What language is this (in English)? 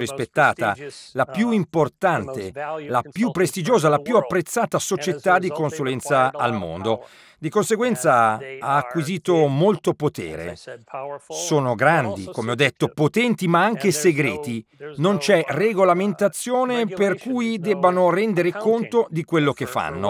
Italian